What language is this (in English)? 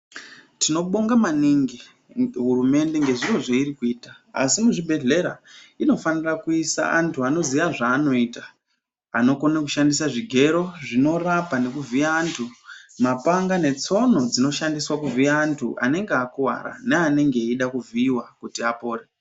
Ndau